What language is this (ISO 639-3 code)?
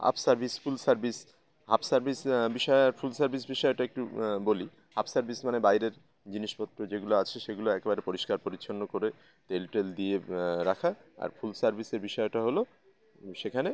ben